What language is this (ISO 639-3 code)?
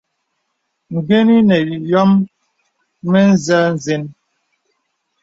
beb